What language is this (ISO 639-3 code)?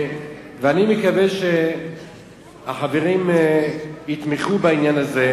heb